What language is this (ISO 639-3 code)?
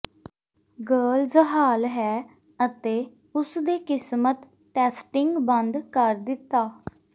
pan